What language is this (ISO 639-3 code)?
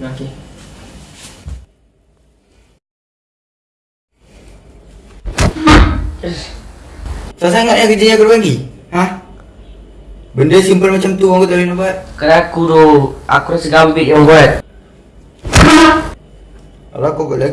msa